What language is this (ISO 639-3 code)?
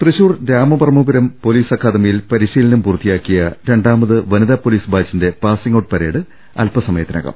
mal